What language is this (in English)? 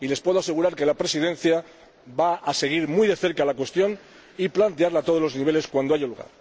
Spanish